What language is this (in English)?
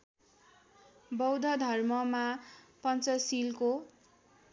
Nepali